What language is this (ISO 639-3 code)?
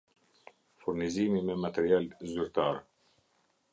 sqi